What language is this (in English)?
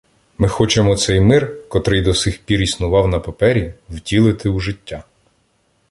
Ukrainian